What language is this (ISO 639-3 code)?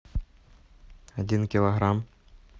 rus